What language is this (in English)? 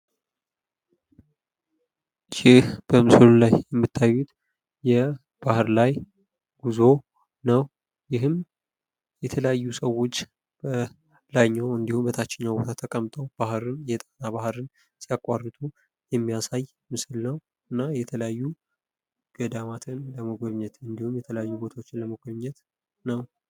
Amharic